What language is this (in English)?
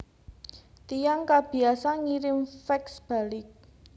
Javanese